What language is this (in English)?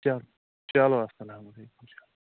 Kashmiri